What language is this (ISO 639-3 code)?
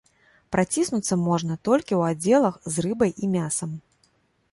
bel